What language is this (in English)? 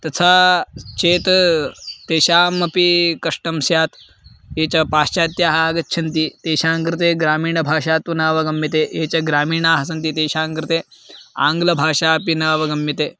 Sanskrit